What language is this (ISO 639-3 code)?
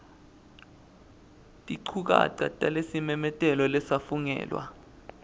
ssw